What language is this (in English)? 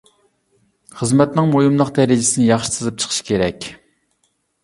Uyghur